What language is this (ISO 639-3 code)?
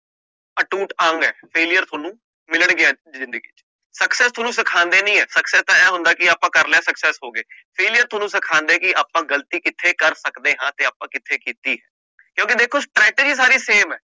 pan